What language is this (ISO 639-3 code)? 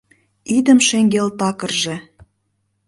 chm